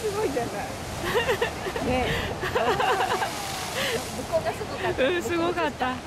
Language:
Japanese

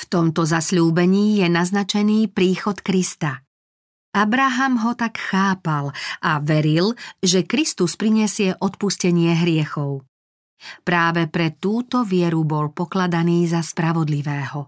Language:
Slovak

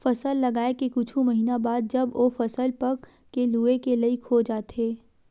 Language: Chhattisgarhi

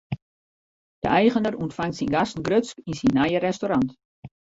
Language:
Western Frisian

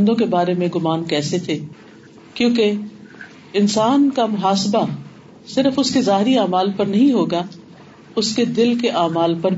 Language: Urdu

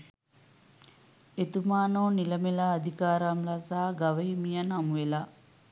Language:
Sinhala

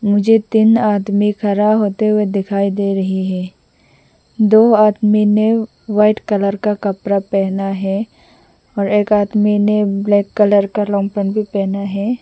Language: Hindi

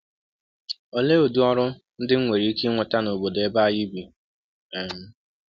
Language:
Igbo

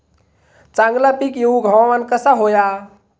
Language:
Marathi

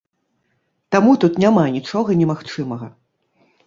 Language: Belarusian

